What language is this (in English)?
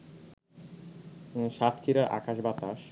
Bangla